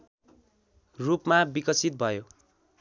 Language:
Nepali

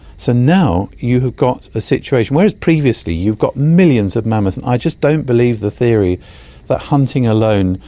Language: English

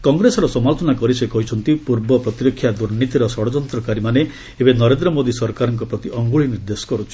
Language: Odia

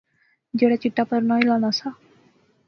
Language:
Pahari-Potwari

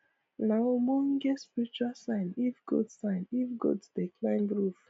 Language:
Nigerian Pidgin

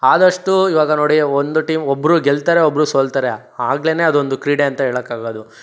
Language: Kannada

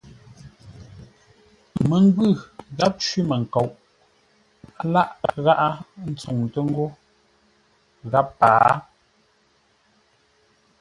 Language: Ngombale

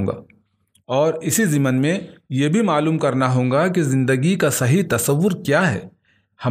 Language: Urdu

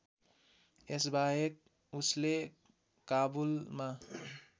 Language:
Nepali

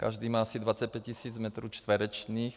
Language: Czech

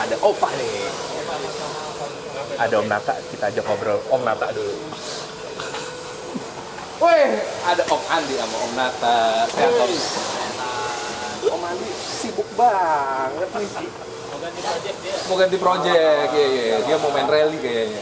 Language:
Indonesian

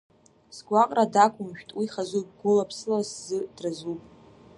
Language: Abkhazian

